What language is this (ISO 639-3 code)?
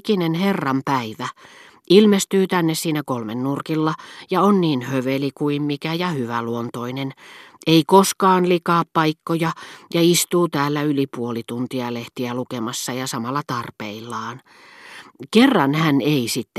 fin